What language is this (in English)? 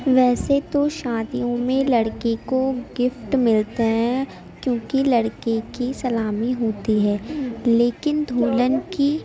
Urdu